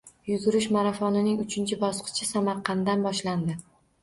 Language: Uzbek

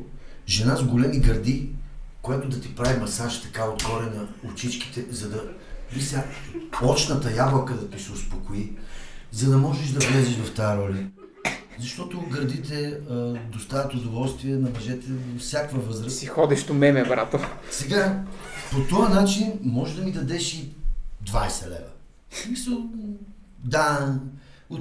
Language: Bulgarian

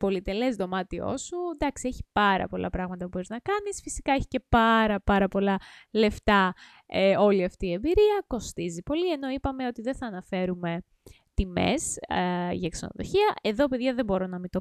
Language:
Greek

